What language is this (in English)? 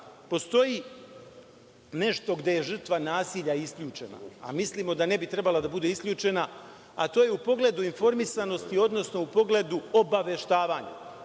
Serbian